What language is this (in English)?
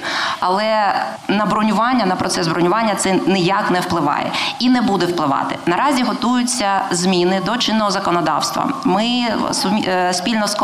Ukrainian